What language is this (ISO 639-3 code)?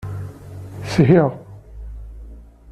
kab